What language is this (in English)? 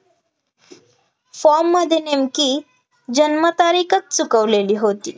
Marathi